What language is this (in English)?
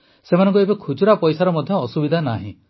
Odia